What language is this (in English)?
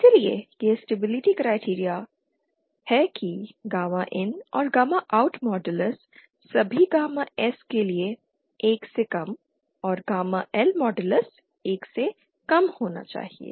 Hindi